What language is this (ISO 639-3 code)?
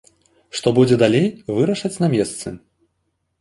bel